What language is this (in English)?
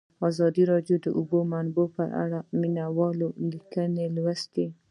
Pashto